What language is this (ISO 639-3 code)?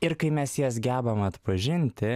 lit